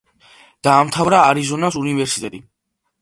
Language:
Georgian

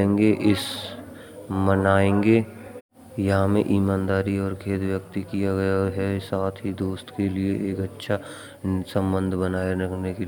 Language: Braj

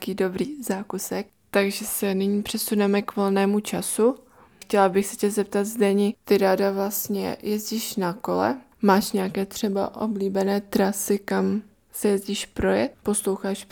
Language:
Czech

